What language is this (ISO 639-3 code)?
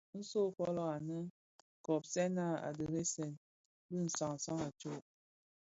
ksf